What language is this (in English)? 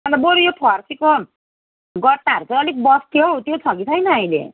Nepali